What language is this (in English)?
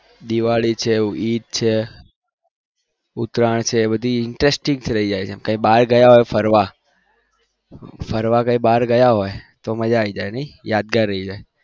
Gujarati